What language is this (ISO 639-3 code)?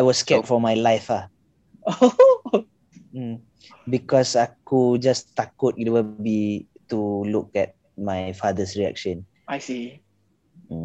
msa